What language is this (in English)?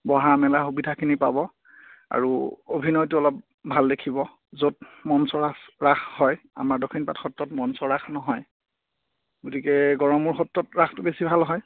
Assamese